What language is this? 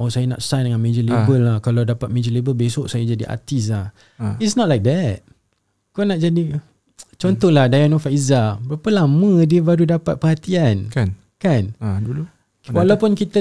Malay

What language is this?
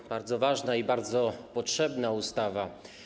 Polish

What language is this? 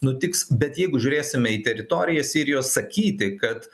Lithuanian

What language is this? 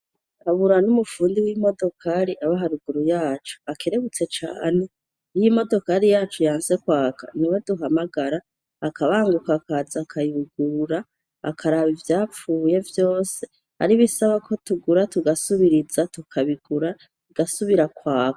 Rundi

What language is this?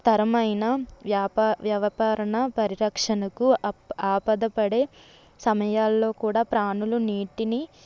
Telugu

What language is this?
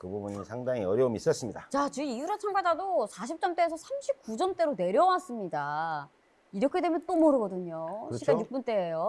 Korean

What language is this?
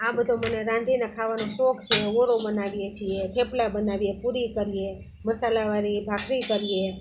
Gujarati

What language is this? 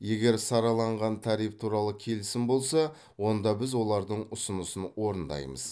Kazakh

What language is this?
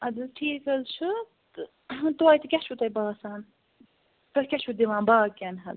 Kashmiri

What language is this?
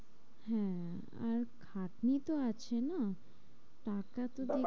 Bangla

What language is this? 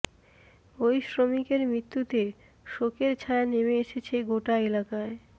Bangla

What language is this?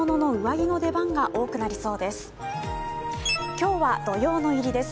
Japanese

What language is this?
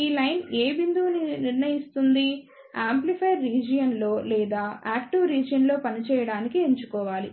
Telugu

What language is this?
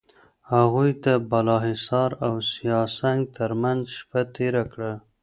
Pashto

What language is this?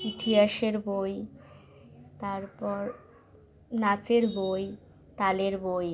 Bangla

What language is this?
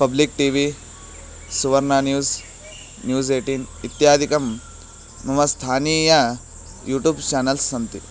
Sanskrit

